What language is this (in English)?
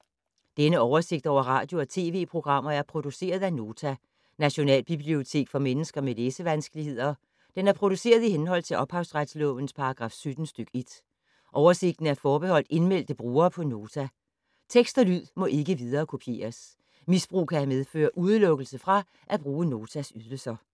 Danish